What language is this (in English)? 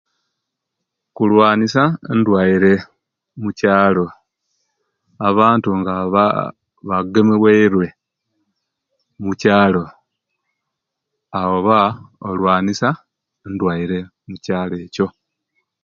Kenyi